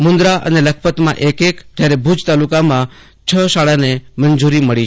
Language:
Gujarati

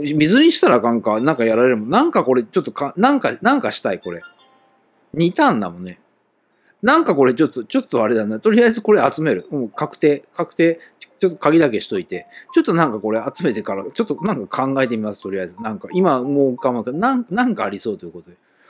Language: Japanese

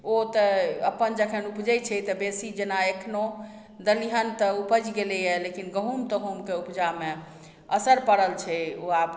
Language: Maithili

